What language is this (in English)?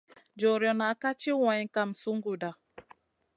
Masana